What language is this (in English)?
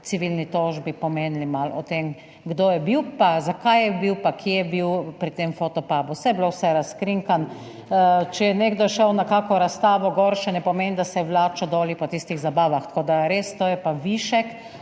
Slovenian